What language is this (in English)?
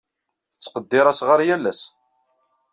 Kabyle